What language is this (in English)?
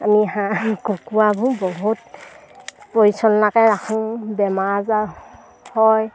Assamese